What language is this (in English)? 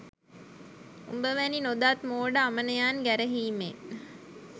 Sinhala